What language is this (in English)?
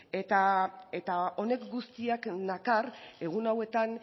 Basque